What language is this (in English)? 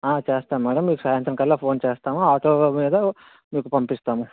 Telugu